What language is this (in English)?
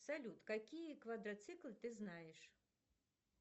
Russian